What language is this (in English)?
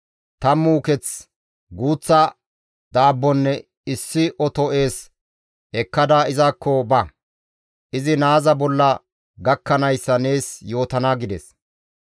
Gamo